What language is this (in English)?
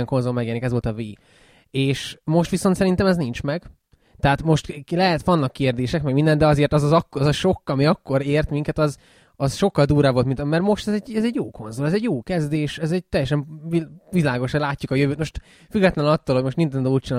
Hungarian